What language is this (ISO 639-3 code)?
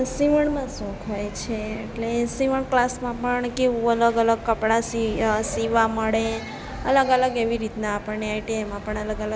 guj